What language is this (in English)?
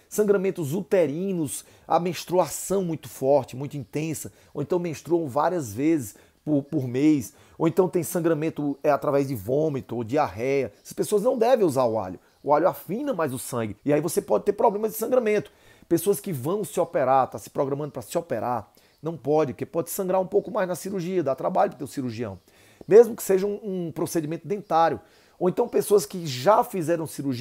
Portuguese